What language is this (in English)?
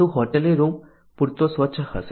Gujarati